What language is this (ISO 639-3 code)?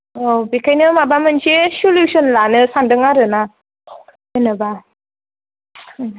brx